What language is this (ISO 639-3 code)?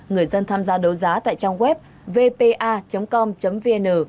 vie